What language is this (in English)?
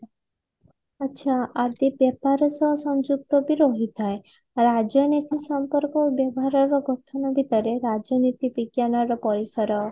Odia